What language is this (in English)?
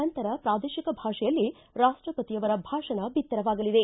Kannada